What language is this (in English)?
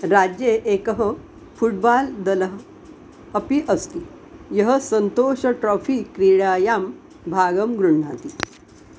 Sanskrit